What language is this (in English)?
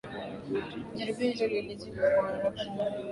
Swahili